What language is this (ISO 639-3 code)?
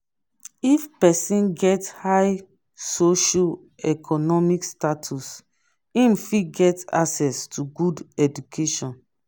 pcm